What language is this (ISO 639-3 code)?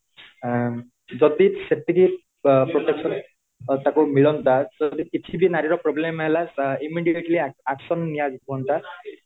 ori